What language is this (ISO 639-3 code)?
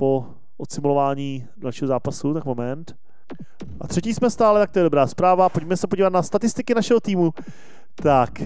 ces